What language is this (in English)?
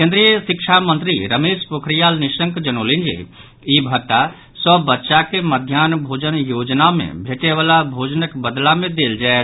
Maithili